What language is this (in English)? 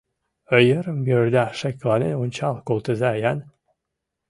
Mari